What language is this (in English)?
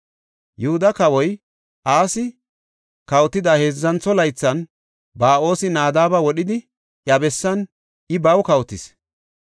Gofa